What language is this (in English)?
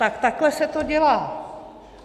Czech